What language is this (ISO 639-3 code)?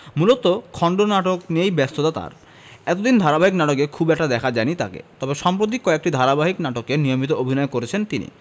ben